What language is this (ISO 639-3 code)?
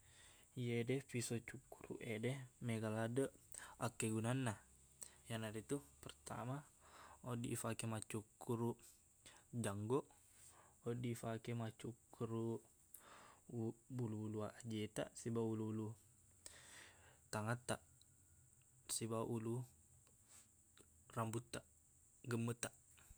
bug